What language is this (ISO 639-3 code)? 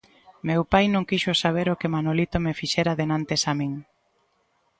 glg